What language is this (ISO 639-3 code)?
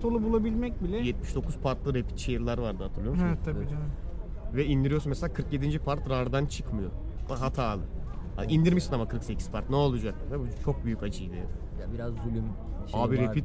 tur